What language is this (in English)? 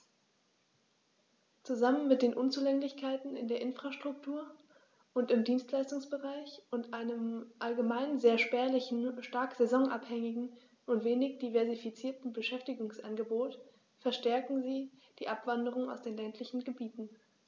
German